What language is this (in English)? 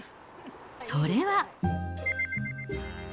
Japanese